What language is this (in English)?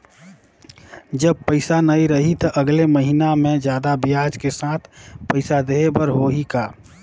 Chhattisgarhi